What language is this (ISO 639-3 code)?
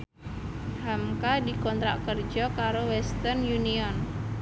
jav